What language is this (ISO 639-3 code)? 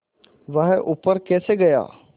hin